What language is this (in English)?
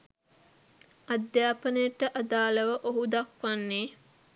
Sinhala